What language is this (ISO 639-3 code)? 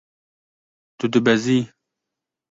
kur